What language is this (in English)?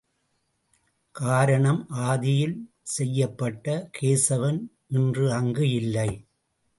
Tamil